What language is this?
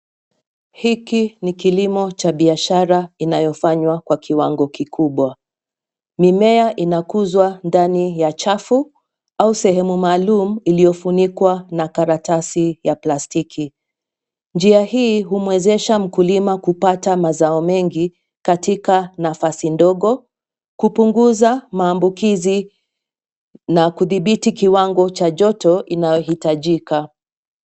Swahili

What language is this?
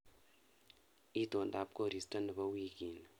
Kalenjin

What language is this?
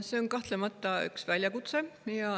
Estonian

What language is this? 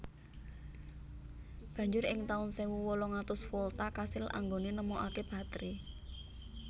Javanese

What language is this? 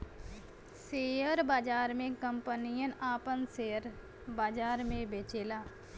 Bhojpuri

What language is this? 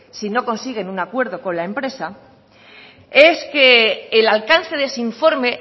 Spanish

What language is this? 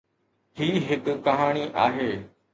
Sindhi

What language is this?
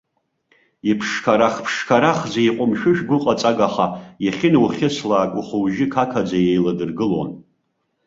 Abkhazian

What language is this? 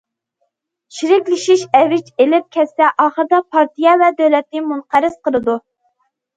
Uyghur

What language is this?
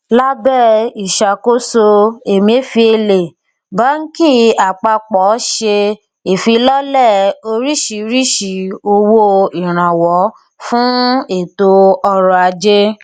Yoruba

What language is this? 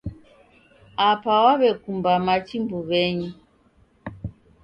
Taita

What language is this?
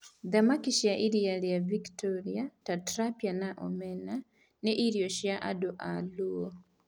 Kikuyu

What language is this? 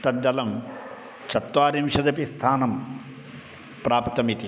Sanskrit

